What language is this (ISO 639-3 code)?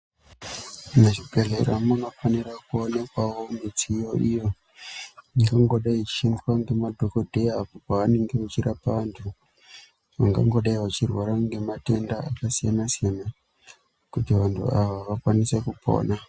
ndc